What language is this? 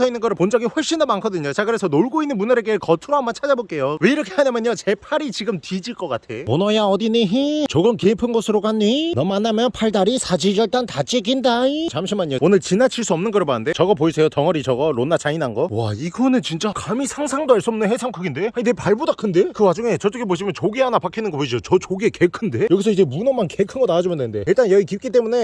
Korean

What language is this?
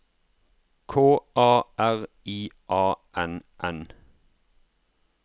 Norwegian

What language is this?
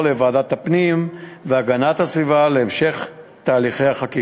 Hebrew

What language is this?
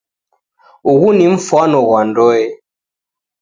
Taita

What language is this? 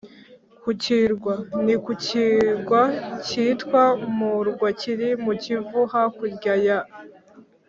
Kinyarwanda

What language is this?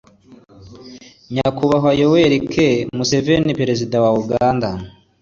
Kinyarwanda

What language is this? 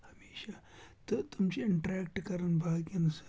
Kashmiri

